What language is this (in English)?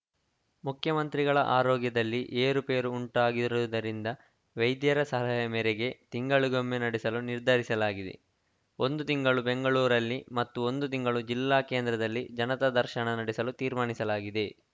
Kannada